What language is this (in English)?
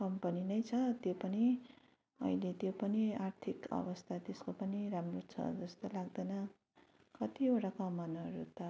Nepali